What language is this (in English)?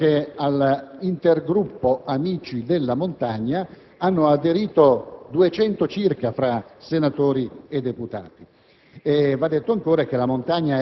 Italian